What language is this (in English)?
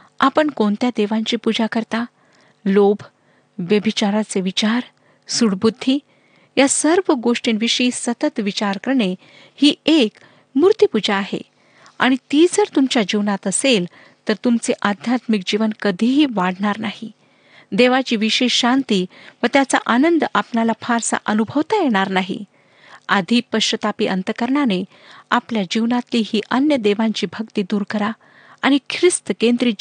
Marathi